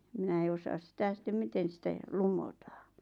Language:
Finnish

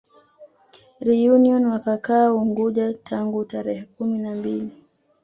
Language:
Swahili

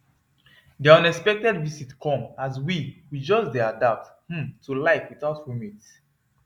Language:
Nigerian Pidgin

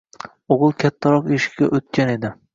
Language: Uzbek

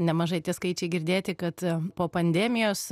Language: Lithuanian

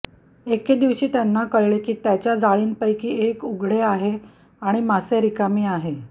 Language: Marathi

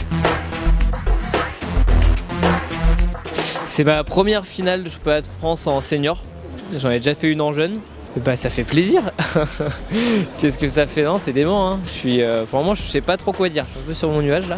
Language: French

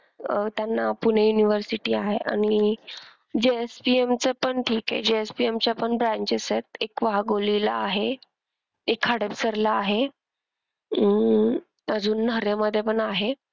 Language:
Marathi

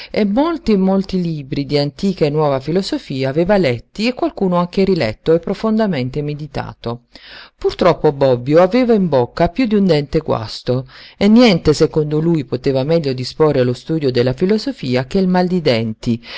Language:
Italian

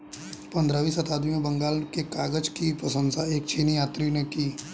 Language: Hindi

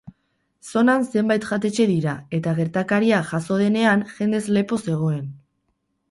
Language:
Basque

